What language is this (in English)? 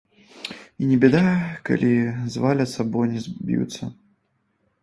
Belarusian